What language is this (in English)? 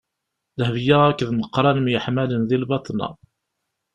Kabyle